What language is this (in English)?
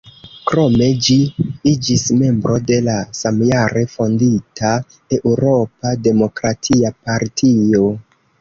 Esperanto